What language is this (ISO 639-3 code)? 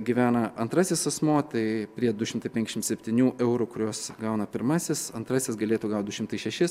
lit